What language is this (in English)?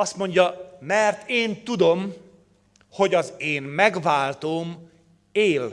Hungarian